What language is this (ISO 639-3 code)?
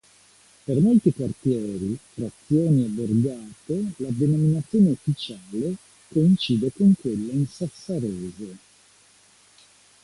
ita